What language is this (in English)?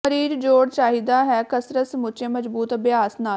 Punjabi